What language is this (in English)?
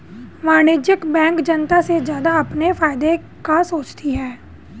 Hindi